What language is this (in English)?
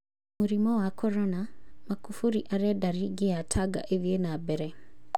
Kikuyu